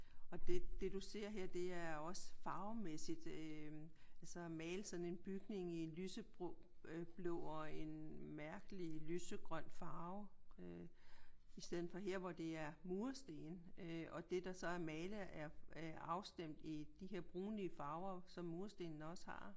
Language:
Danish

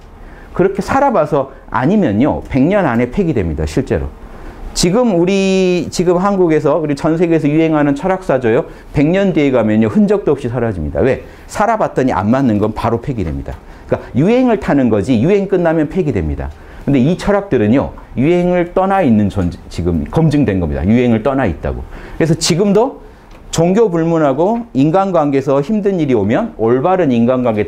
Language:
Korean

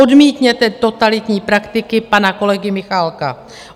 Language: Czech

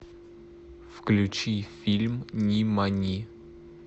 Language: Russian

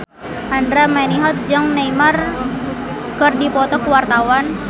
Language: Sundanese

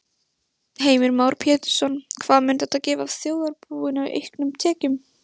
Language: Icelandic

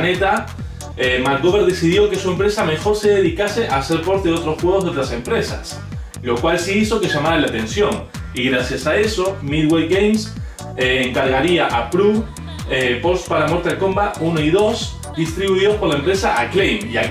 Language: Spanish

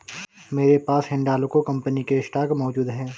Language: Hindi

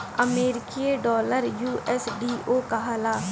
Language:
Bhojpuri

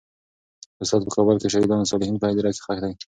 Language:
Pashto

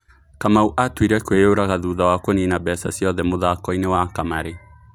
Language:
Kikuyu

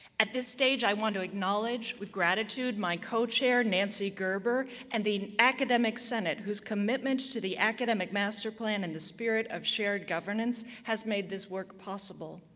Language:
English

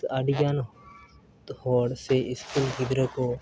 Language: Santali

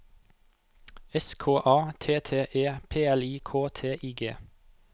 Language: Norwegian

